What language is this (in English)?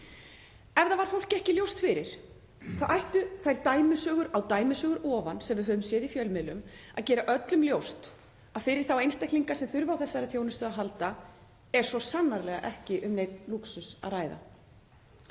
Icelandic